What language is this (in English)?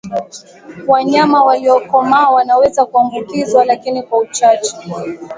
Swahili